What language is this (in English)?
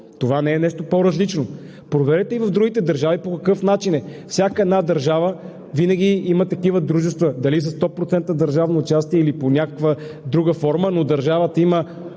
Bulgarian